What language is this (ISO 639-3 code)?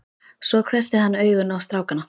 isl